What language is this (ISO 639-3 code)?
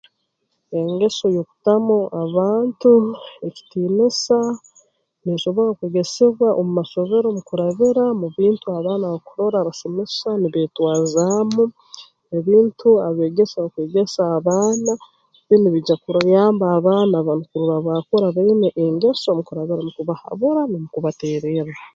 ttj